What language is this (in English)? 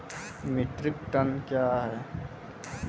Maithili